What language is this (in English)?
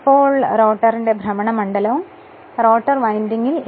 Malayalam